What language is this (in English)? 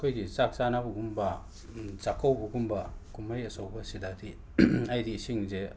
Manipuri